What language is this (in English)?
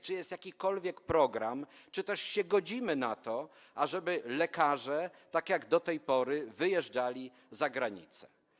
Polish